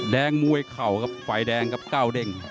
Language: Thai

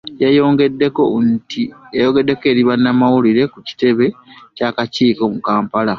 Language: Ganda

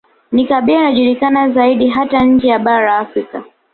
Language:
Swahili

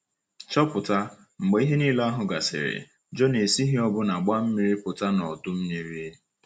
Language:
Igbo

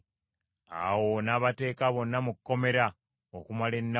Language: Ganda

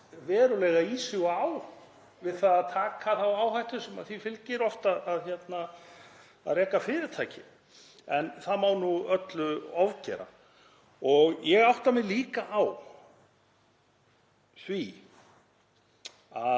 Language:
Icelandic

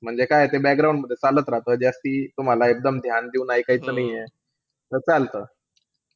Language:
Marathi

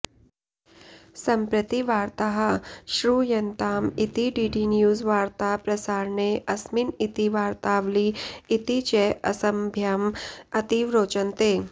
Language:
Sanskrit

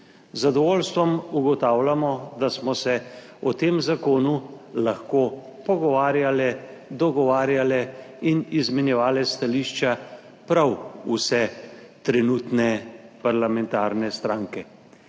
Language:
Slovenian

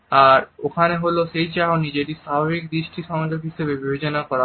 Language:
Bangla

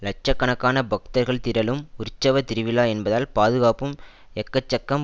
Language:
Tamil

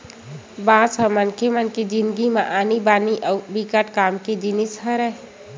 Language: Chhattisgarhi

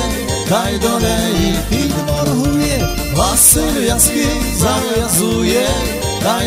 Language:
Ukrainian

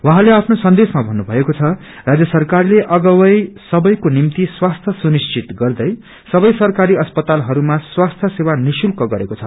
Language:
Nepali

